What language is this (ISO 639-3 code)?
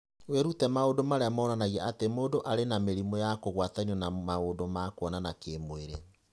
kik